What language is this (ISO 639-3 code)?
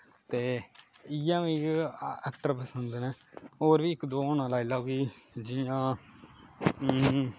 doi